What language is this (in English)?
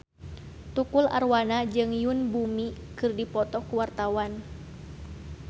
Sundanese